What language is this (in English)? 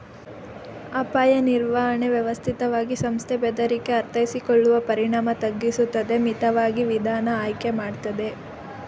Kannada